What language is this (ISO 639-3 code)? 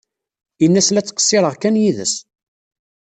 kab